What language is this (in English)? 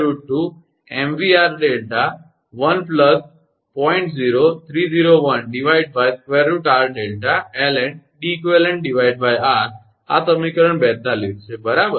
Gujarati